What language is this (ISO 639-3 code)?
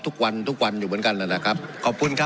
tha